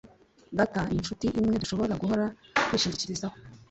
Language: Kinyarwanda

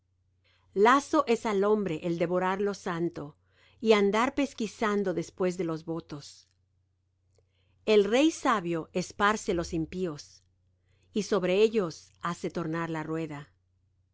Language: Spanish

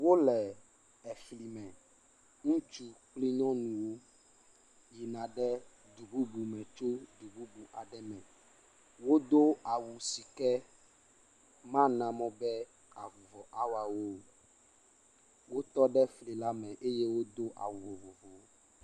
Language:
Ewe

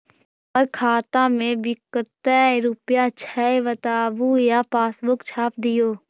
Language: Magahi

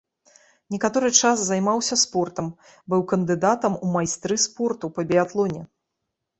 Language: Belarusian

